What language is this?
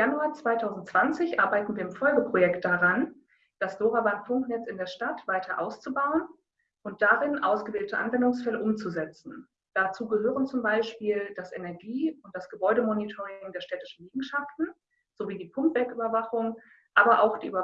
German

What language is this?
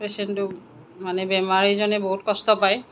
Assamese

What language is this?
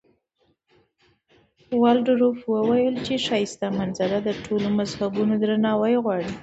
Pashto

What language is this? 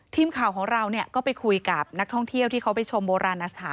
Thai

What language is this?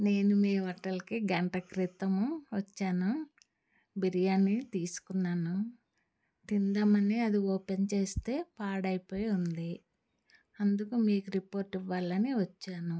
Telugu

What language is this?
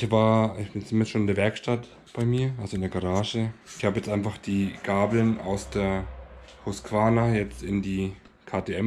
German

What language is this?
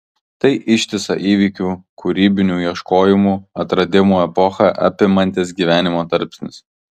Lithuanian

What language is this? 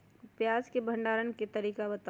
Magahi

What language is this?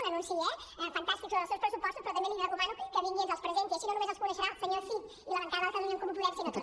Catalan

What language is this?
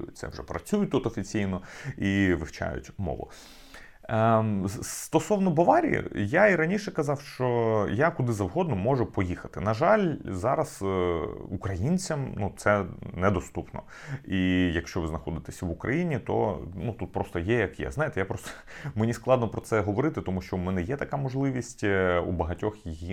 Ukrainian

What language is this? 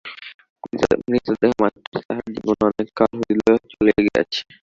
Bangla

